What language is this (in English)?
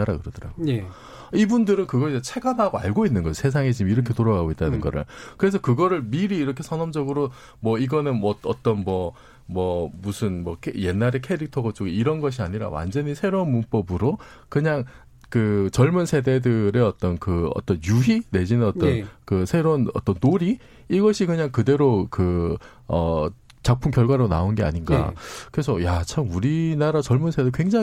Korean